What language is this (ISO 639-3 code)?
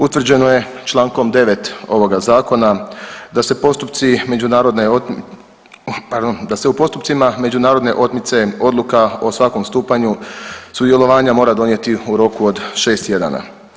hrv